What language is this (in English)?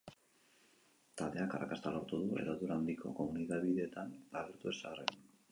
Basque